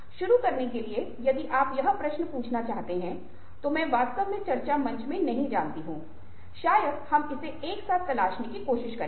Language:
Hindi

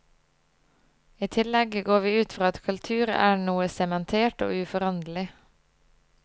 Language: Norwegian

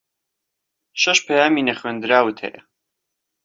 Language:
Central Kurdish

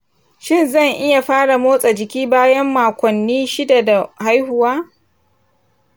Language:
Hausa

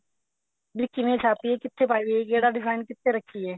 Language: Punjabi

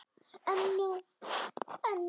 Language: Icelandic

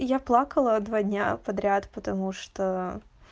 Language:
Russian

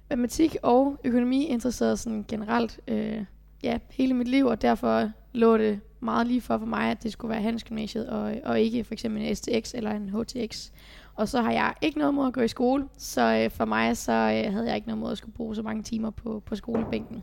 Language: Danish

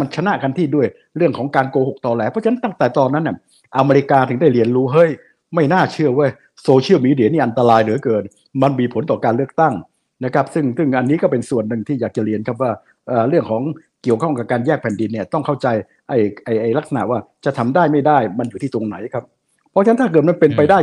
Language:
Thai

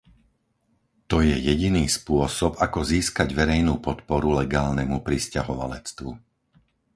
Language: Slovak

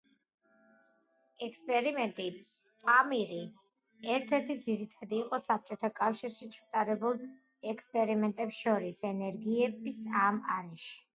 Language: Georgian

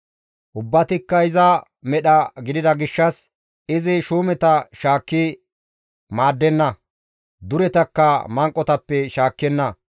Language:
Gamo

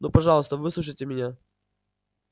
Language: Russian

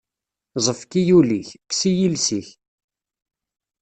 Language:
Kabyle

